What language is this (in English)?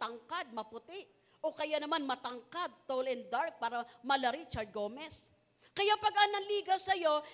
Filipino